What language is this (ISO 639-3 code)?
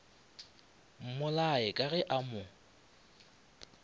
nso